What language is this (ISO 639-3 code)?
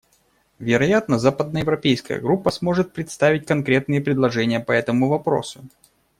rus